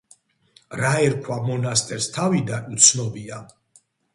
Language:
Georgian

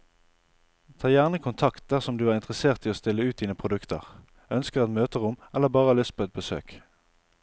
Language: Norwegian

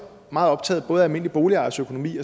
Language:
Danish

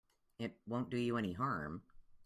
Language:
English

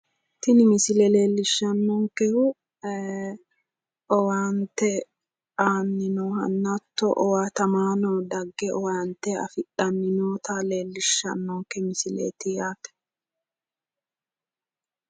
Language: Sidamo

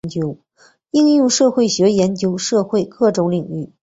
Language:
Chinese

